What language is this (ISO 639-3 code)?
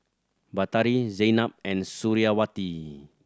eng